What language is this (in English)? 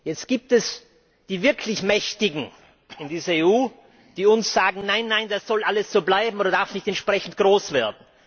German